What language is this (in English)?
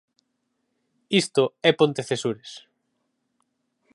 Galician